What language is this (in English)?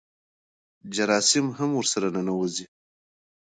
Pashto